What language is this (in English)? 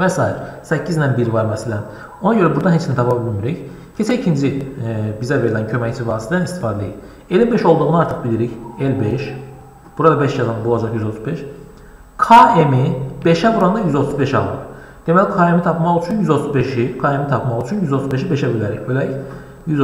Turkish